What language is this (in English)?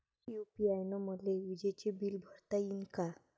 Marathi